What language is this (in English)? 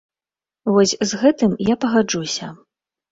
Belarusian